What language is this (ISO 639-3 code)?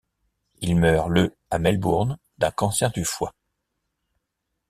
fra